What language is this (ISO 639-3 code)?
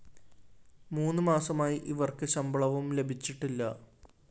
mal